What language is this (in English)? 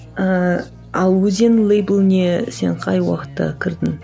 Kazakh